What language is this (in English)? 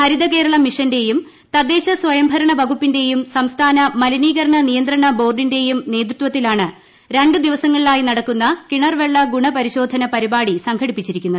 Malayalam